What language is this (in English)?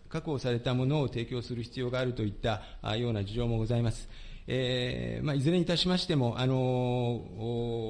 Japanese